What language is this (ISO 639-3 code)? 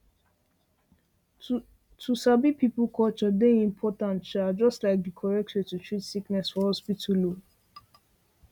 pcm